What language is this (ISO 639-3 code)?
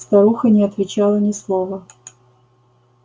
rus